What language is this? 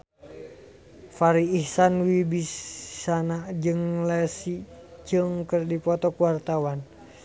Sundanese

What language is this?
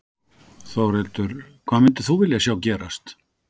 Icelandic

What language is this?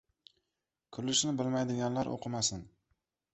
Uzbek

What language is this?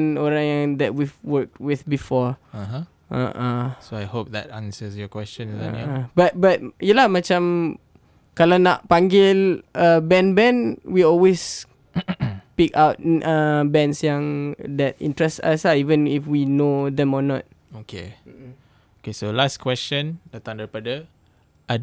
Malay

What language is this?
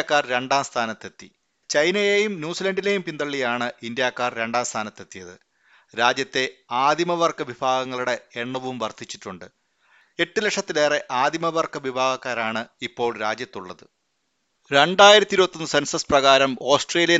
Malayalam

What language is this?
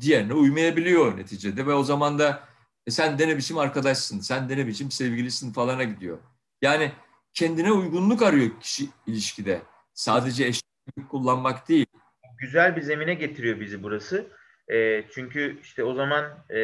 Turkish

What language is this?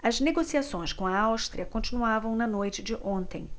Portuguese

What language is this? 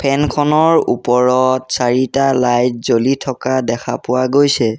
Assamese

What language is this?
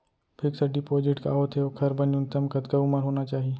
Chhattisgarhi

